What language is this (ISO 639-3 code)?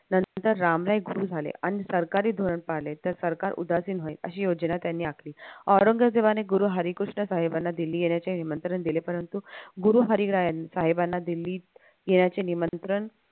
mar